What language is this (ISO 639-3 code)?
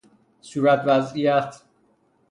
fas